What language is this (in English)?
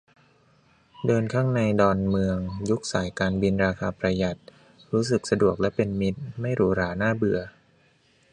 Thai